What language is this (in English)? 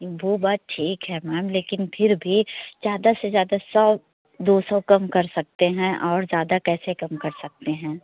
Hindi